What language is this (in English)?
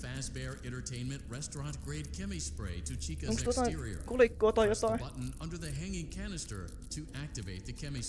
Finnish